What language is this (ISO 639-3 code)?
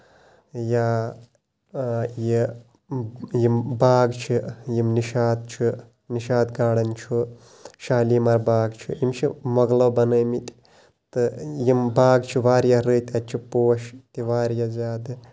kas